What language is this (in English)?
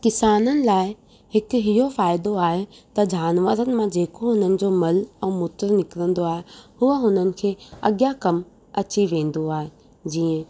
Sindhi